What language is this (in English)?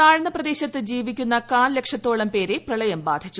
Malayalam